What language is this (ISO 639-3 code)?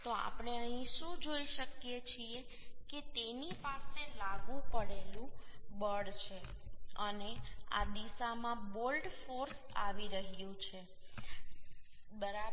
guj